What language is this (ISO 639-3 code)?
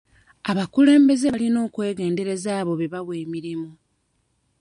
lug